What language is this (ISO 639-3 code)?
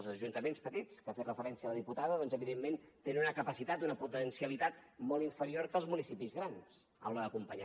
cat